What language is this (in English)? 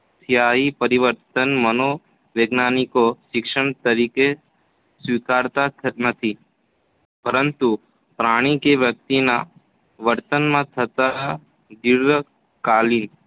Gujarati